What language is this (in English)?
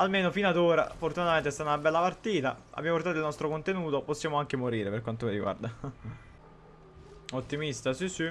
Italian